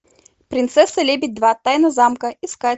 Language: Russian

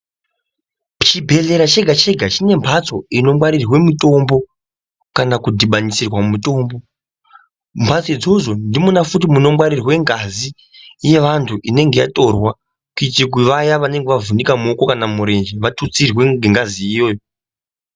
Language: Ndau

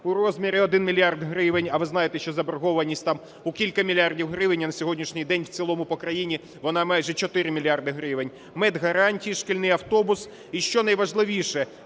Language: Ukrainian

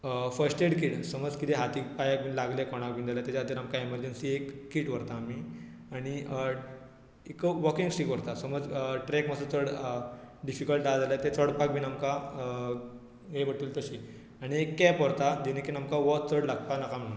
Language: Konkani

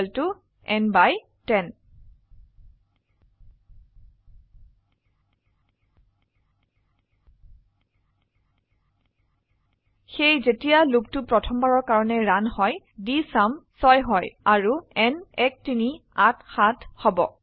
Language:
Assamese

